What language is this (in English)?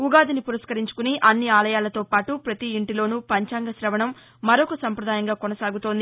Telugu